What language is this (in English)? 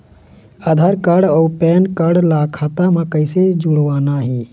Chhattisgarhi